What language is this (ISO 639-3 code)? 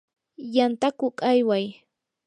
qur